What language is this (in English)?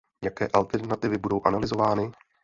Czech